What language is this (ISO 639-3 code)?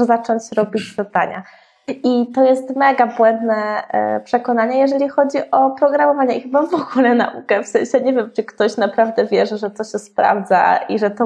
pol